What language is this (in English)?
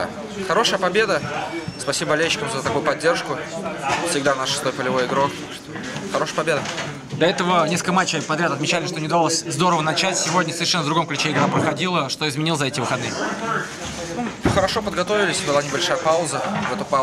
Russian